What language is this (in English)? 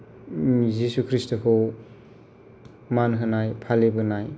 Bodo